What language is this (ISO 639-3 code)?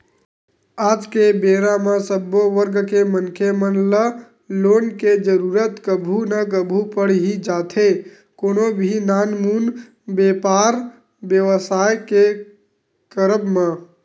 hne